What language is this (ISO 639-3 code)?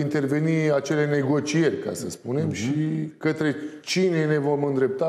ron